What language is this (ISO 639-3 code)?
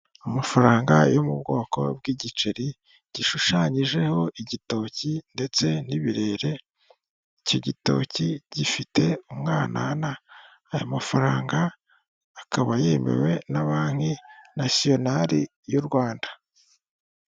kin